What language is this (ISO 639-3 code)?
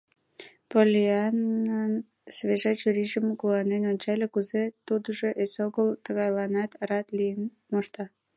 chm